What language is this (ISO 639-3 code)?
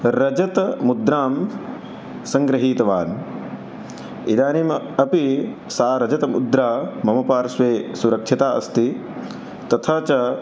san